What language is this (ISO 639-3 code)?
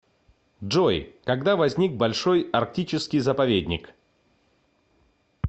rus